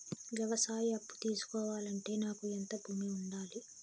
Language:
Telugu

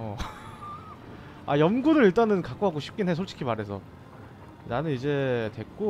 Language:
Korean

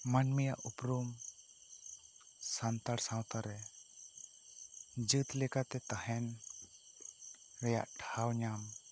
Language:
Santali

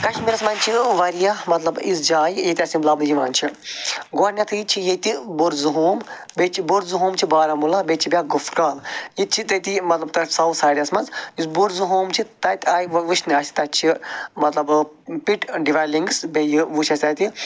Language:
Kashmiri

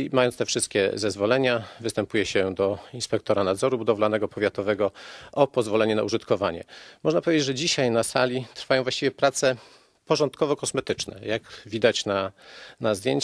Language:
Polish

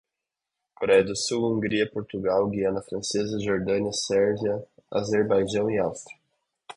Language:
Portuguese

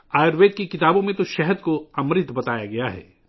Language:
Urdu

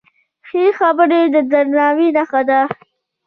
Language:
Pashto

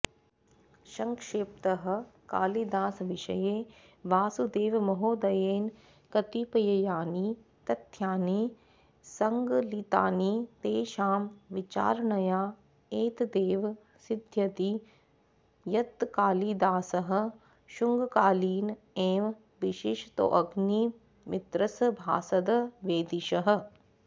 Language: Sanskrit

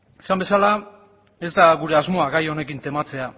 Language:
Basque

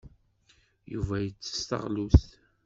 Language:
Kabyle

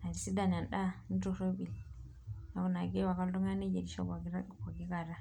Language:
Masai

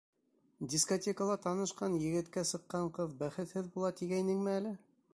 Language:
Bashkir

